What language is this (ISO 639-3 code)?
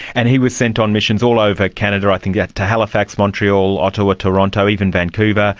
eng